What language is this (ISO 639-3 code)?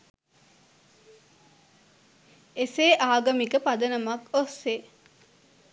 sin